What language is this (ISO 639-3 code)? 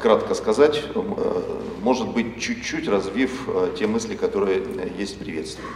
rus